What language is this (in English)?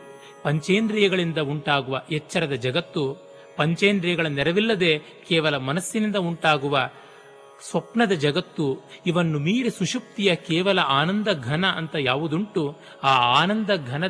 Kannada